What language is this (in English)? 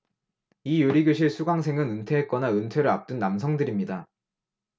Korean